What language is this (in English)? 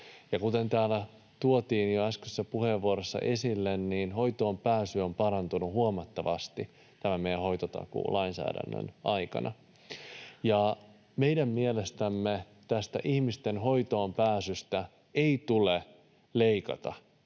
Finnish